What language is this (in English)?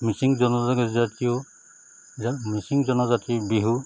Assamese